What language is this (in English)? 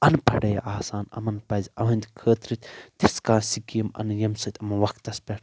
Kashmiri